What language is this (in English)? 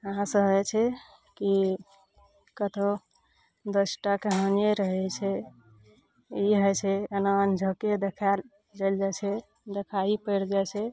Maithili